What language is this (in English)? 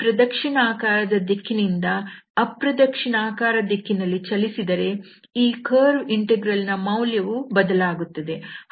Kannada